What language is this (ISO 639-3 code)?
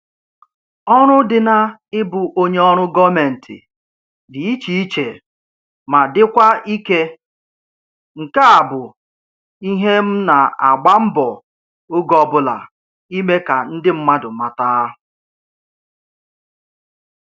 ibo